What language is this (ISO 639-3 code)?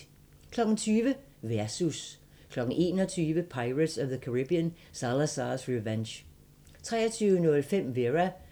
dan